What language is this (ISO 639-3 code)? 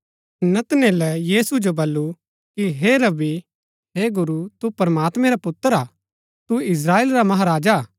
gbk